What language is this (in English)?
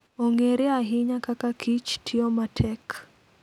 Luo (Kenya and Tanzania)